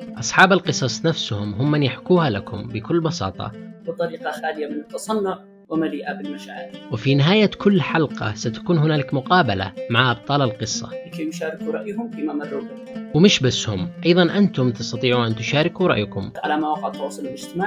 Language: Arabic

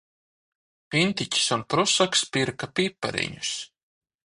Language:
Latvian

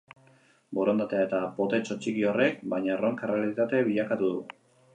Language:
Basque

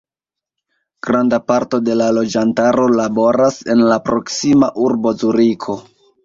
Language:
Esperanto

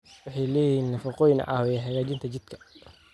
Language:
Somali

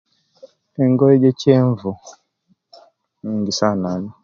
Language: Kenyi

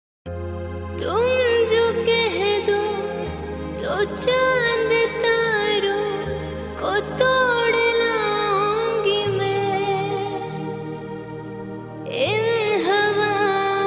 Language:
Dutch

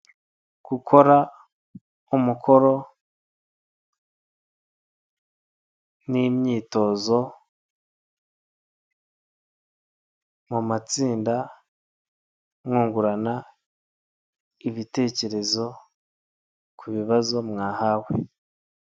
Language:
Kinyarwanda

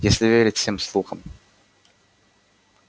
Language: Russian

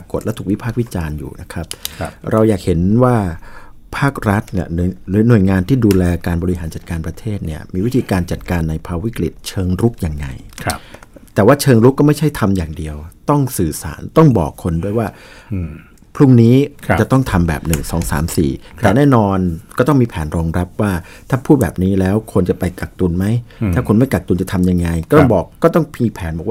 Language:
Thai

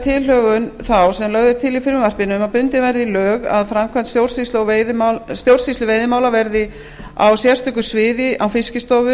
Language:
Icelandic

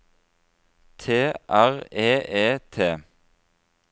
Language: Norwegian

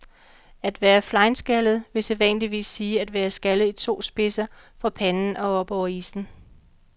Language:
Danish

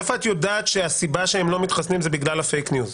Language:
Hebrew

